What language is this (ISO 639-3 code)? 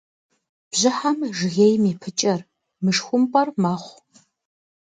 kbd